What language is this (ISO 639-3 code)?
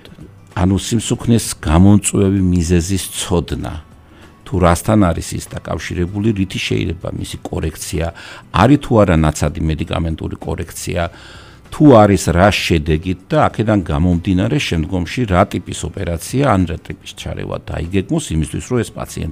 ron